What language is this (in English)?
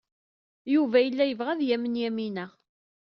Kabyle